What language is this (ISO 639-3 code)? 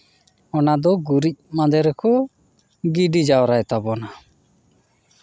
sat